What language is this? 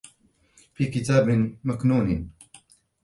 Arabic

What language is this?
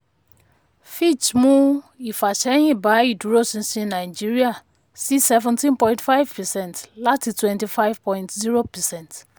Yoruba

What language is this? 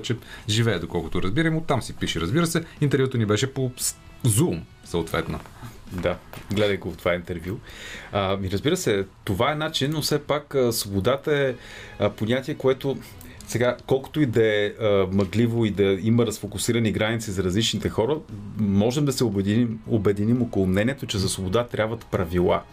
Bulgarian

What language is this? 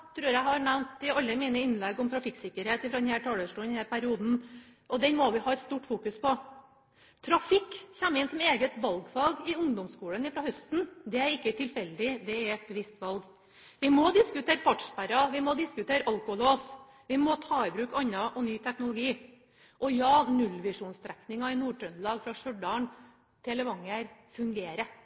Norwegian Bokmål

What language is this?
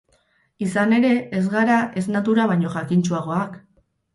Basque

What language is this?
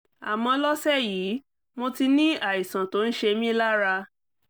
Yoruba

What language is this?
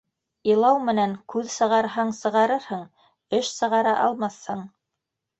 Bashkir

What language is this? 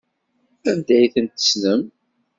Kabyle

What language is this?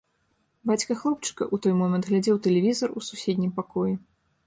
Belarusian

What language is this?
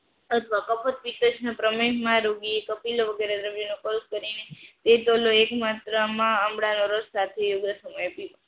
Gujarati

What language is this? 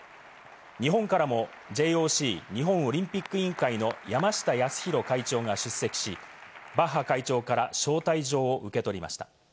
Japanese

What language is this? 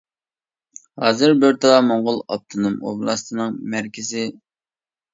Uyghur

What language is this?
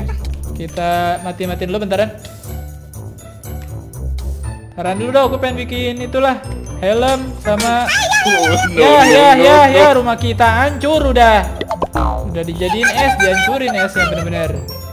Indonesian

